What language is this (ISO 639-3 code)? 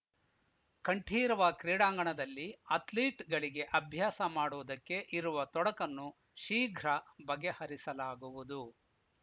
kan